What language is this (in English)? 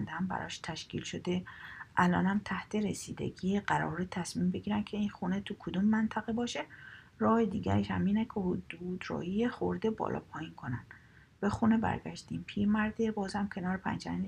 Persian